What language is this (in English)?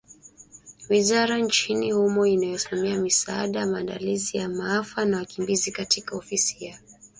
Swahili